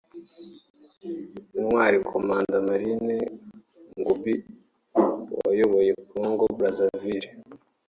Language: Kinyarwanda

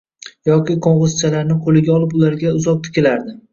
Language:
Uzbek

